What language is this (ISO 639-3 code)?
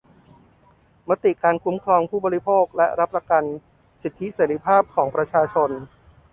tha